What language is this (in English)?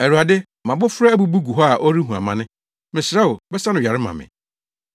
Akan